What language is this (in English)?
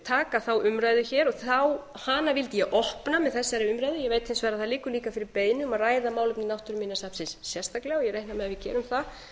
Icelandic